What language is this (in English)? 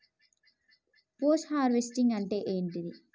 Telugu